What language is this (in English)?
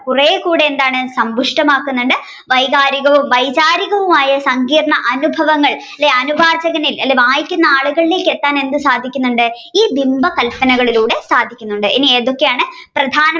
Malayalam